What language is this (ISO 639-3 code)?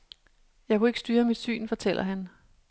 dan